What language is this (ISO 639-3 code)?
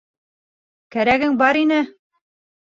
bak